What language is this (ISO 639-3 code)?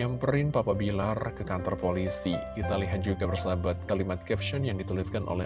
ind